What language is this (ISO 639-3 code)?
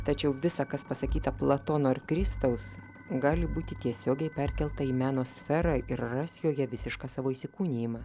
lit